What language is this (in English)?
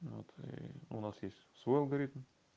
Russian